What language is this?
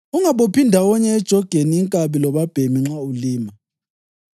North Ndebele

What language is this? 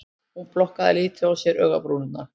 Icelandic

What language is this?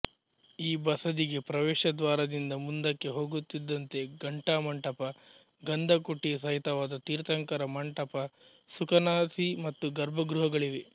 Kannada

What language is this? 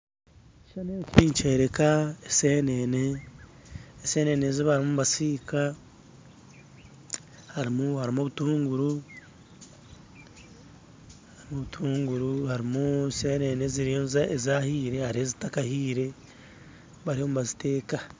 Nyankole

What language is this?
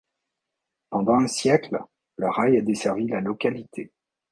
French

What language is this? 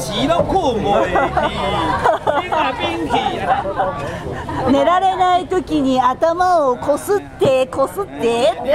Japanese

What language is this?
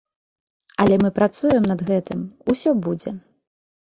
Belarusian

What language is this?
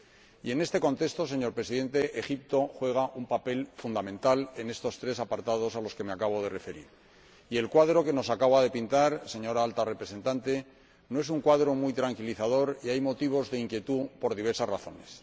Spanish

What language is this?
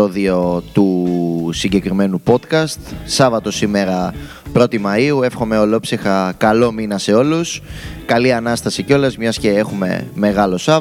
Greek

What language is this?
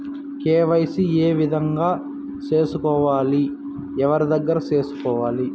Telugu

